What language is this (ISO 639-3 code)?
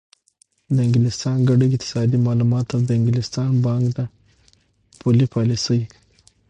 pus